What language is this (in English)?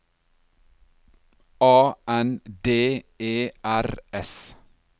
Norwegian